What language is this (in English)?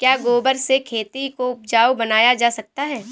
Hindi